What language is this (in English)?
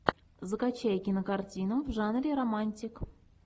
Russian